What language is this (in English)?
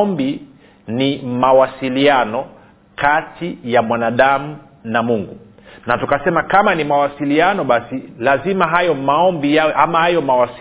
Swahili